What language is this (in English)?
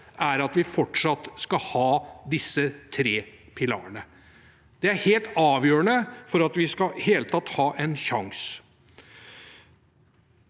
Norwegian